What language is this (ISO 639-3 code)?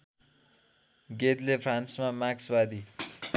nep